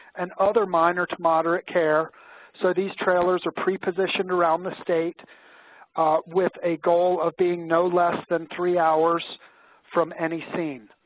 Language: English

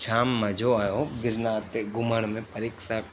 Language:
Sindhi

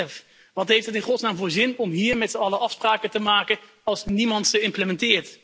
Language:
Dutch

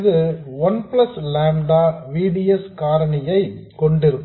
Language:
Tamil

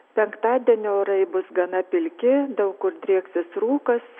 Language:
Lithuanian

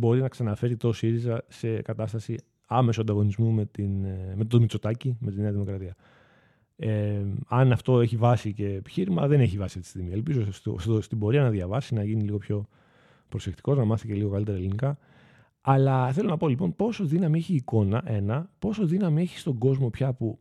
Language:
Greek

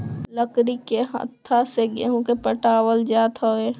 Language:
Bhojpuri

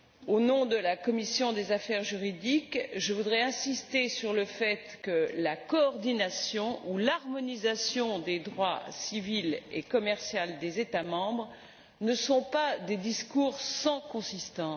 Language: French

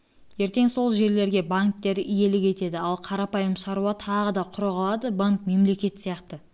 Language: Kazakh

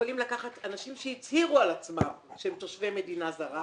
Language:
Hebrew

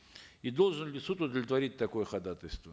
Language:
Kazakh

